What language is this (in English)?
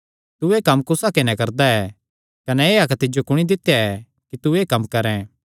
Kangri